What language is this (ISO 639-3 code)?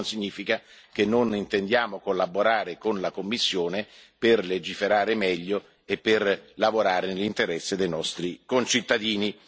ita